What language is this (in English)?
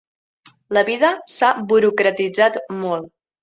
Catalan